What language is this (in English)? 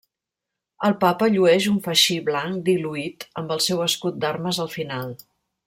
Catalan